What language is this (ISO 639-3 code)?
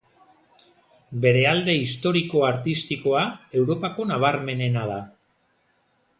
eus